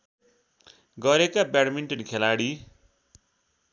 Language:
Nepali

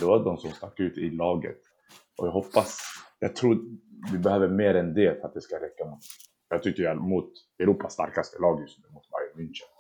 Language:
Swedish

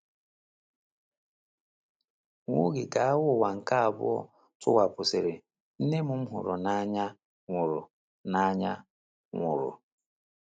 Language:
Igbo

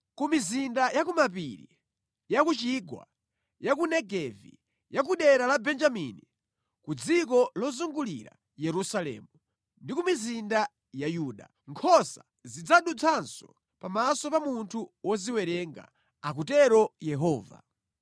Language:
Nyanja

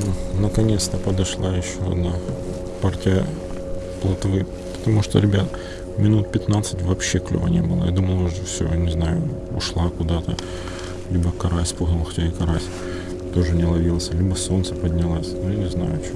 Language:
Russian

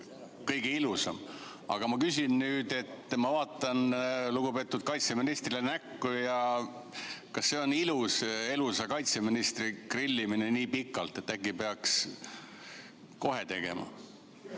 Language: Estonian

